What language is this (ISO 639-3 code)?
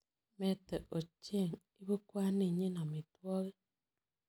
kln